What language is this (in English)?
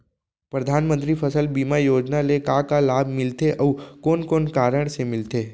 Chhattisgarhi